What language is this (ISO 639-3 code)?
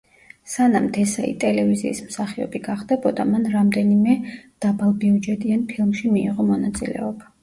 kat